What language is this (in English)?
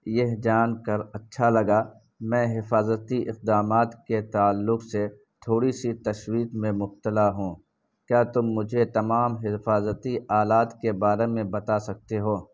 Urdu